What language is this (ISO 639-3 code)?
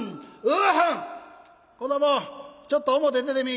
jpn